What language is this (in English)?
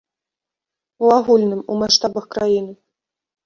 Belarusian